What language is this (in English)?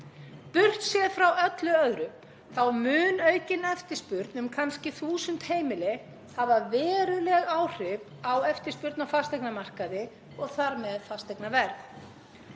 Icelandic